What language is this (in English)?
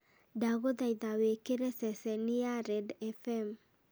Kikuyu